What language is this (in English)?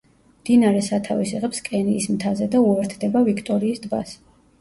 Georgian